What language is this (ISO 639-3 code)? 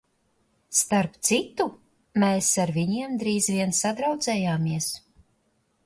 lav